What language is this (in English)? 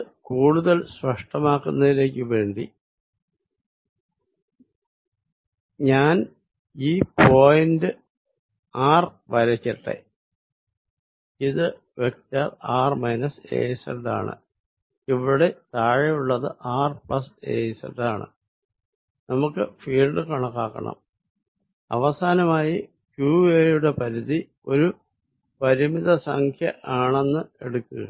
Malayalam